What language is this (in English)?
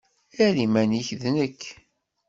Kabyle